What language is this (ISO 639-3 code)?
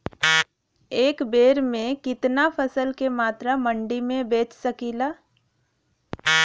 bho